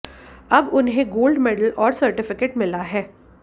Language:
Hindi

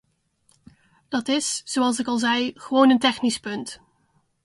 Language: Dutch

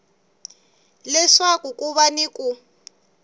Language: Tsonga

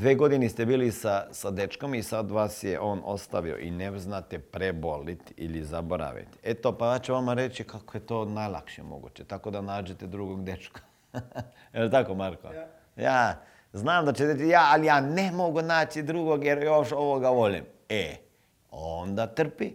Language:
Croatian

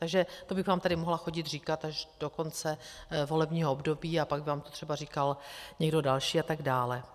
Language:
Czech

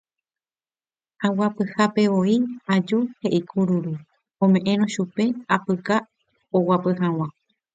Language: Guarani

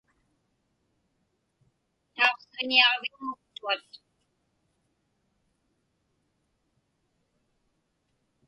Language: Inupiaq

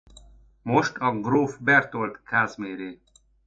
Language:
Hungarian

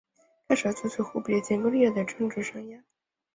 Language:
Chinese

